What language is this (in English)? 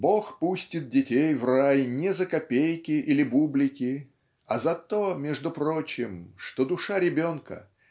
Russian